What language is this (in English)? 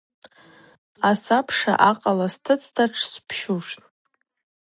Abaza